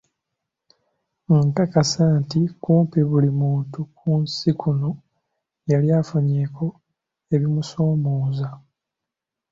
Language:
Ganda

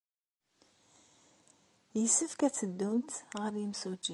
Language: Kabyle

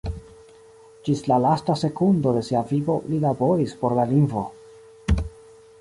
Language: Esperanto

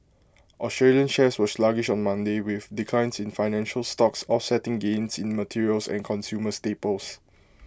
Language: English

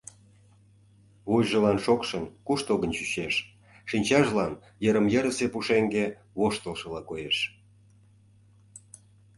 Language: Mari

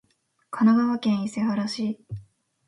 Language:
Japanese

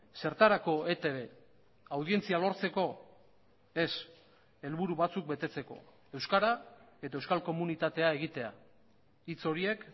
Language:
Basque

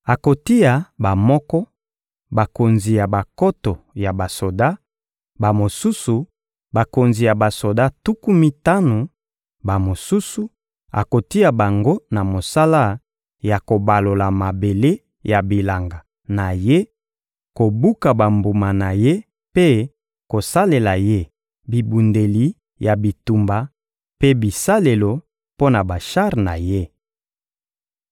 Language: Lingala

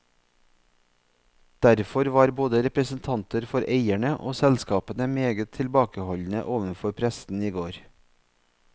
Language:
Norwegian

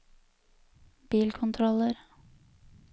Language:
Norwegian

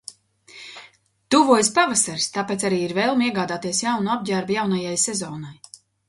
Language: Latvian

